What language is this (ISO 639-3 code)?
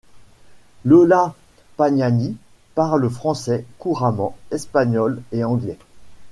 fra